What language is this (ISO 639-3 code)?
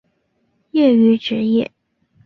zho